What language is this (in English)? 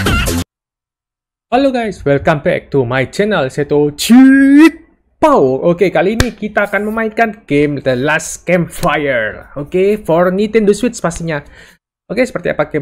Indonesian